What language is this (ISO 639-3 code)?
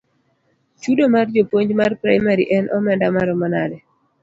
luo